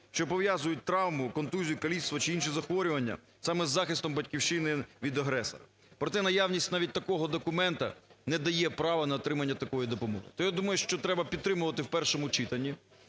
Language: Ukrainian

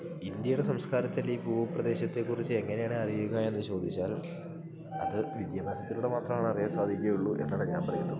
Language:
Malayalam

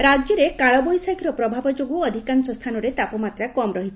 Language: Odia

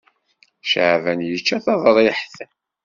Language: Kabyle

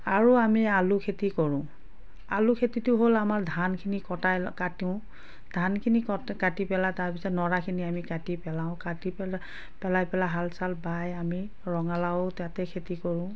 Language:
Assamese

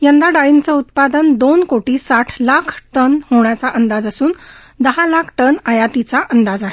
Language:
Marathi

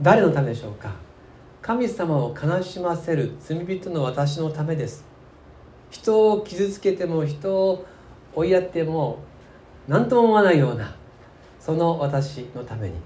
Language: Japanese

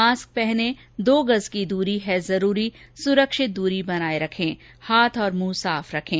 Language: Hindi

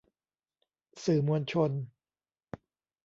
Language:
Thai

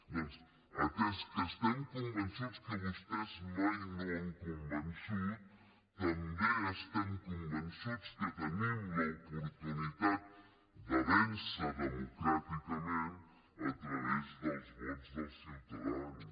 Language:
Catalan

